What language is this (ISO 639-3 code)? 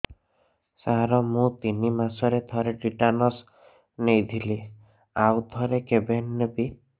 ori